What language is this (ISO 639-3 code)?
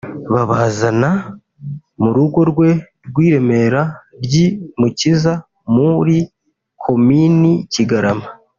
kin